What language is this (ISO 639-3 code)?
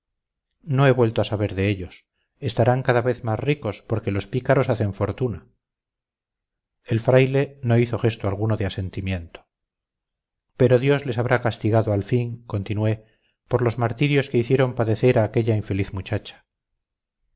spa